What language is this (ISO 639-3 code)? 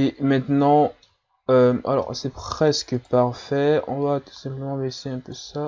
fra